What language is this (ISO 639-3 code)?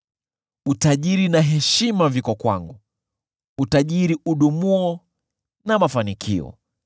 swa